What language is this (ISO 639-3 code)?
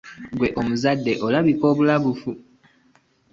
lug